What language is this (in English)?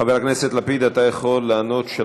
Hebrew